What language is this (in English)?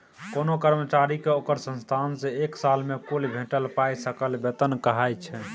Maithili